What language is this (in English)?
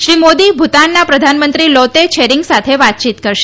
Gujarati